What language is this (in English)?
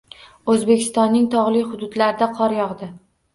Uzbek